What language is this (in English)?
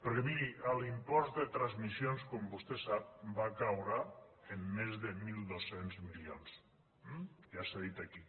Catalan